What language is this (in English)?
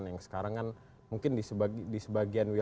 Indonesian